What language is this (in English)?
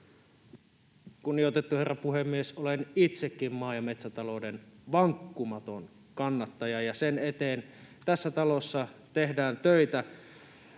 Finnish